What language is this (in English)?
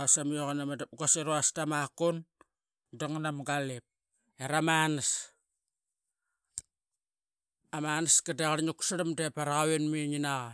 Qaqet